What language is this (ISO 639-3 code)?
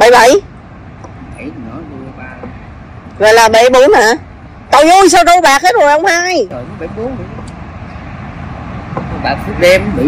vie